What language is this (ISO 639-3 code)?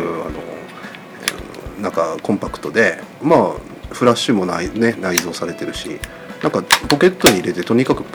jpn